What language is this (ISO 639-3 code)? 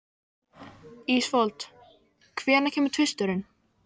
isl